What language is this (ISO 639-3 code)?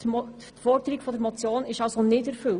gsw